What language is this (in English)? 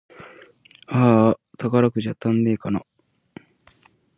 Japanese